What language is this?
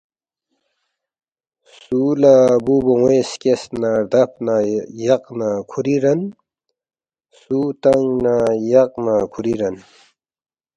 Balti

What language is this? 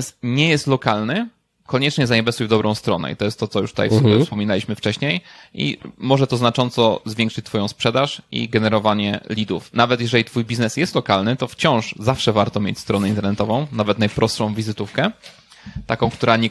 Polish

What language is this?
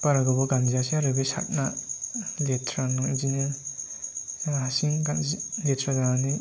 Bodo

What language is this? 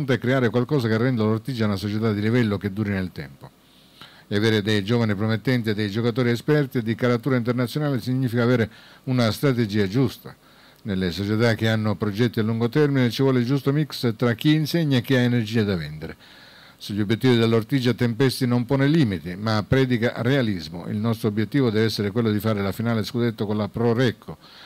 Italian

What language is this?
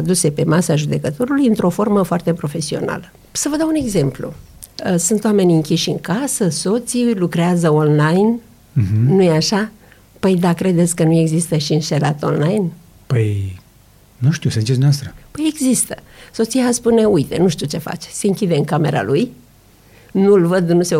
Romanian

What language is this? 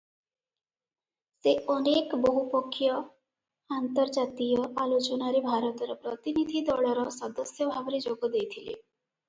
Odia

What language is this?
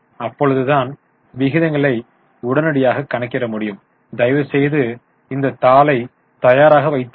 Tamil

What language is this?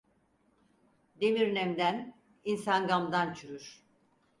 Turkish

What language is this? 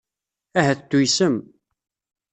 Kabyle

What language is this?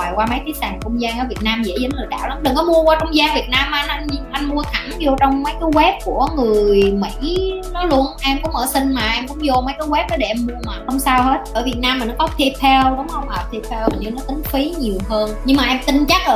Vietnamese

